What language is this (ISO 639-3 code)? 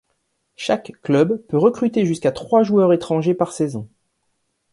fra